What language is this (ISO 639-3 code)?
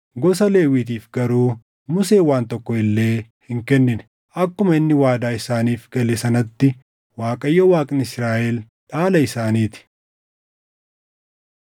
orm